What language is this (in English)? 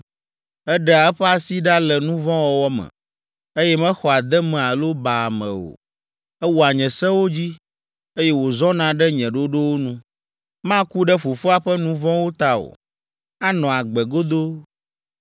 Ewe